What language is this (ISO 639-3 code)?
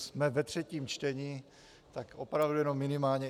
ces